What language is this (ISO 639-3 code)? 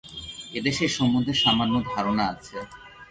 ben